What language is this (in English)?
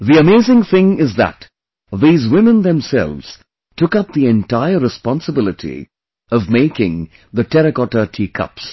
English